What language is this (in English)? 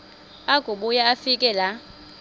Xhosa